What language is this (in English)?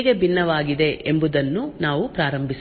Kannada